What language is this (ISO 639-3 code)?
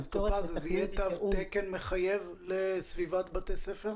heb